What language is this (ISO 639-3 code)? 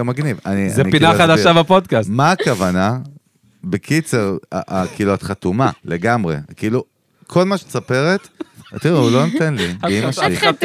heb